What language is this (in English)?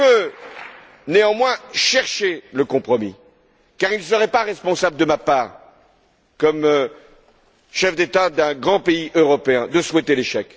French